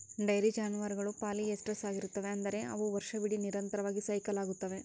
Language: Kannada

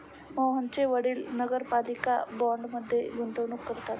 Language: Marathi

